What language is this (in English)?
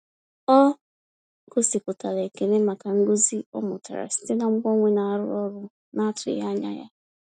Igbo